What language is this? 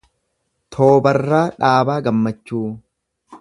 Oromo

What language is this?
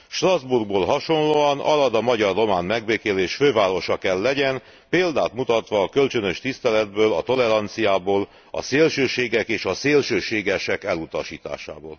Hungarian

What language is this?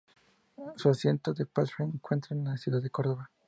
Spanish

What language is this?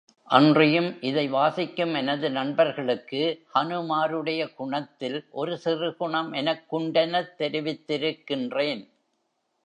Tamil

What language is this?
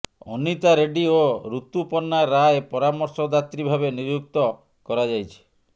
Odia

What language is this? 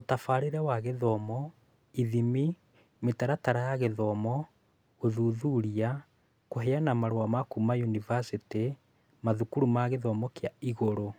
Kikuyu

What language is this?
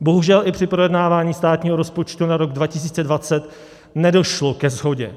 Czech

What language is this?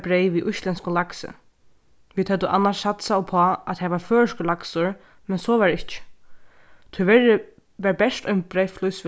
Faroese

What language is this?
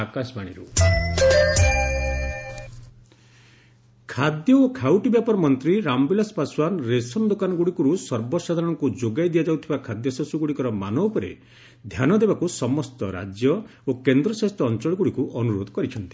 Odia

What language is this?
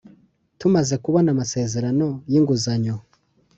Kinyarwanda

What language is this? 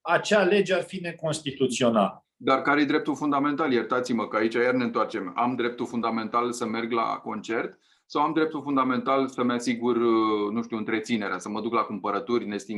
Romanian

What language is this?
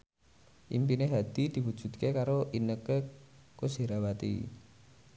Javanese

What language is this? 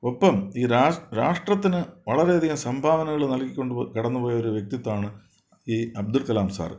Malayalam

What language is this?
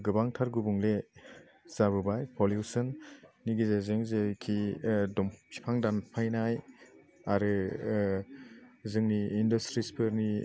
Bodo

